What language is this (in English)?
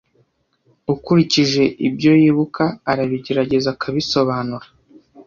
Kinyarwanda